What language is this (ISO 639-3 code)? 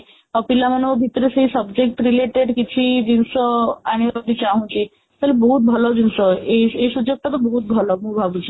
ori